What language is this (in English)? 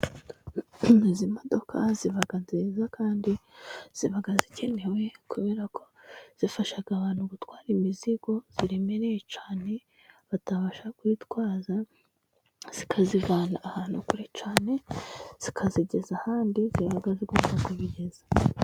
Kinyarwanda